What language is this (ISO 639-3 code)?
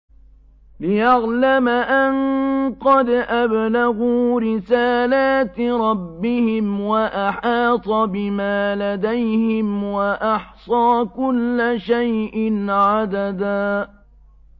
ara